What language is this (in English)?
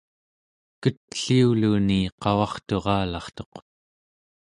Central Yupik